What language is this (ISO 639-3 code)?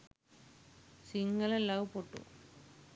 sin